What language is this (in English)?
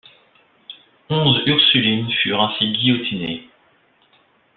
French